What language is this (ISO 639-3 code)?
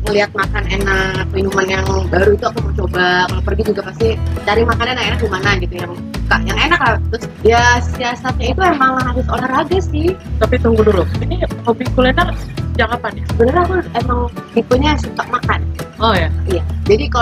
ind